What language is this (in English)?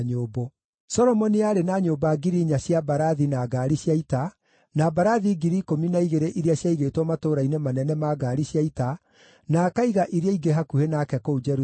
Kikuyu